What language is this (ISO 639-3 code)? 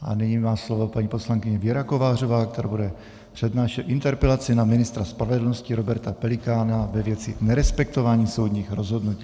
ces